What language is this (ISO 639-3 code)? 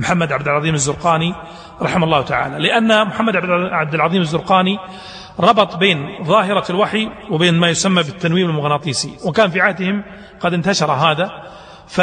ara